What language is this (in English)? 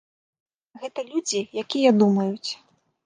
Belarusian